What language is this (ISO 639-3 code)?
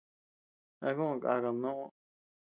cux